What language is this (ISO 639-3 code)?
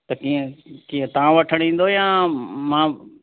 snd